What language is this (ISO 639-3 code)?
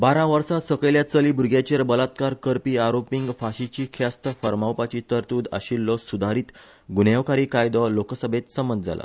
kok